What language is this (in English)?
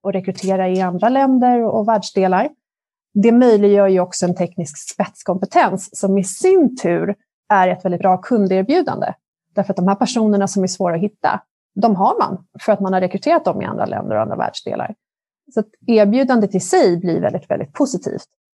Swedish